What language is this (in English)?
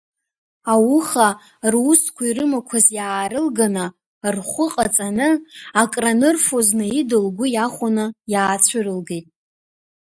Abkhazian